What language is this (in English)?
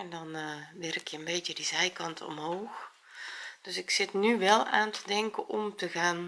Dutch